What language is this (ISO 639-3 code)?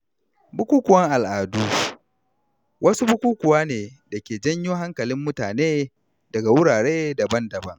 hau